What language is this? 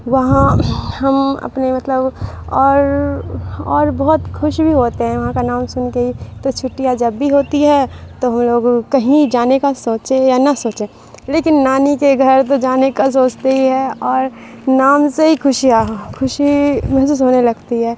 Urdu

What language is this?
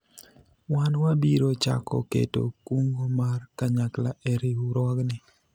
Luo (Kenya and Tanzania)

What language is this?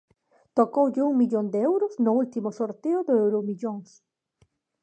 Galician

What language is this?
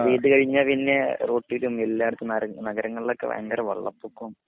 Malayalam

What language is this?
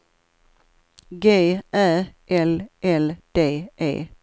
Swedish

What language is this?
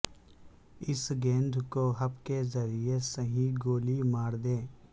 Urdu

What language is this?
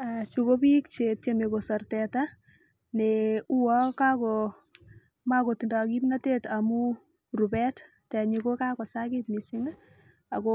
Kalenjin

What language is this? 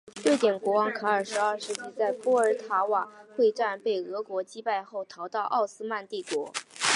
Chinese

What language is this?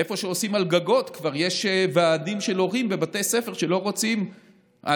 Hebrew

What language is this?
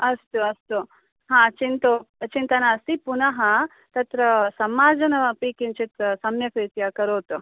Sanskrit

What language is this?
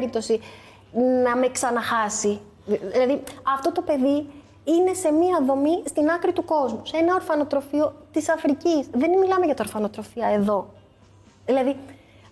Greek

